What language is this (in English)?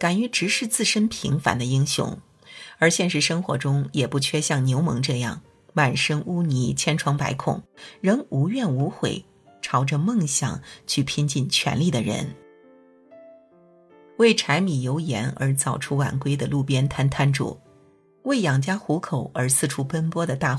Chinese